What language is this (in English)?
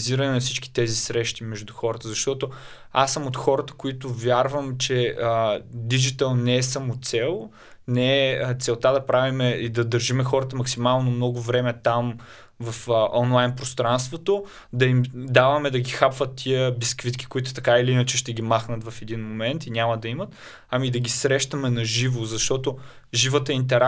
Bulgarian